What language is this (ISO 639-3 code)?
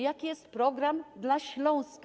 pol